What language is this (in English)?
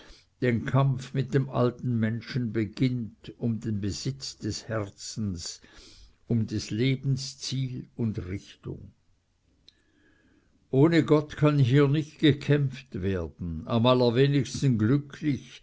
German